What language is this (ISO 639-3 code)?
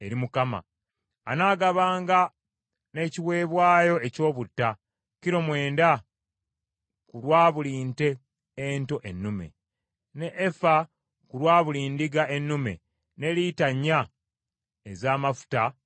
lug